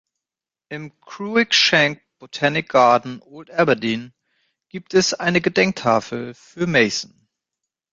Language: German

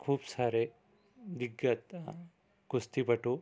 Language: Marathi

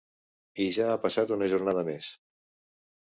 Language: Catalan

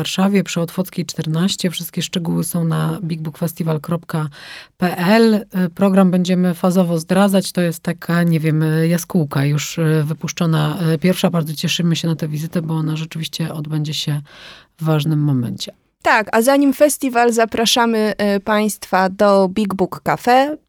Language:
Polish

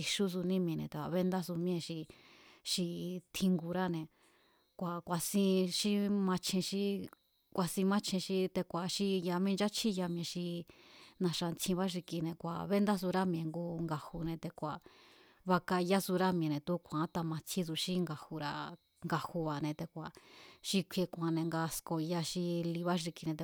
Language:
Mazatlán Mazatec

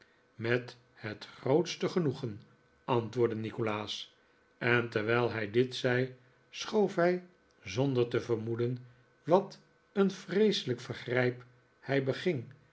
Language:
Dutch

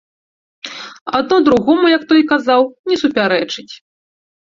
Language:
Belarusian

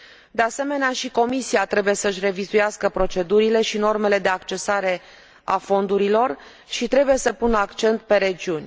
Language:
Romanian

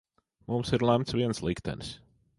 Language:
Latvian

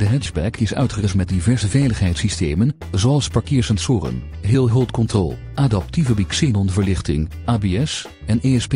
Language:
Dutch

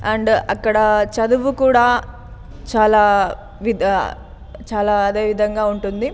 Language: Telugu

